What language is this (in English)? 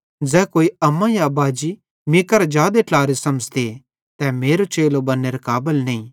Bhadrawahi